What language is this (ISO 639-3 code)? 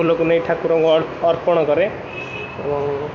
ori